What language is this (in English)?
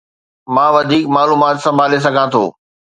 Sindhi